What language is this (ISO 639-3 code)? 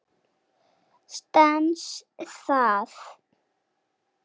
isl